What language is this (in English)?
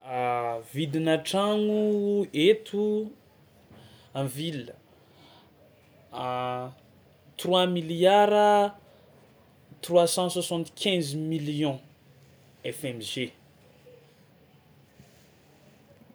Tsimihety Malagasy